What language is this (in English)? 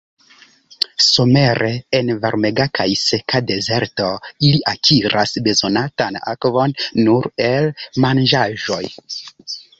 Esperanto